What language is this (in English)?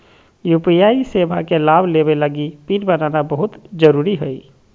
Magahi